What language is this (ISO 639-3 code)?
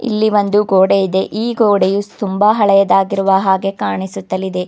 kan